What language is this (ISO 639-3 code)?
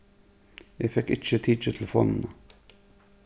fao